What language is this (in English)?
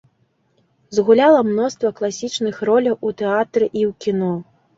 Belarusian